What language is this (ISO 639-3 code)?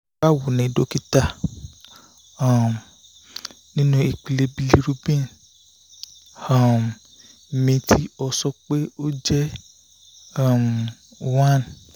yor